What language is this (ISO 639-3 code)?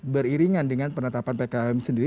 ind